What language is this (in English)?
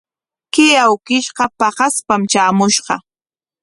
Corongo Ancash Quechua